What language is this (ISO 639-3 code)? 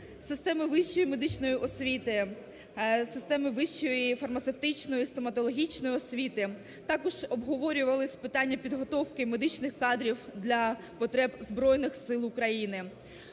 ukr